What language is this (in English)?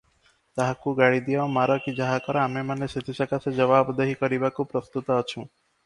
Odia